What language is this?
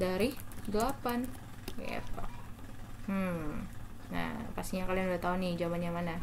Indonesian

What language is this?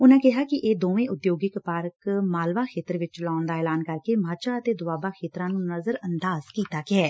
Punjabi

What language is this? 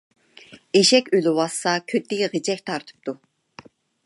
Uyghur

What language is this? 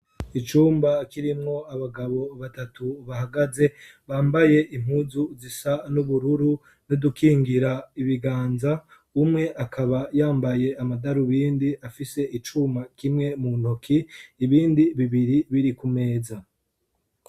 Rundi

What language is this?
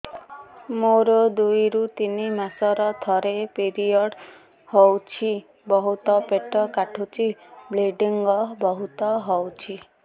Odia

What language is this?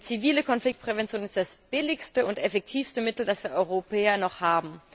German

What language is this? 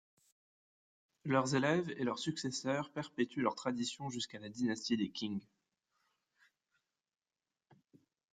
French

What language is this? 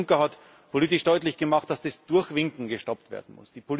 German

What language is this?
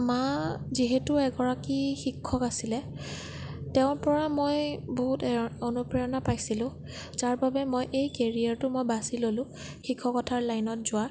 Assamese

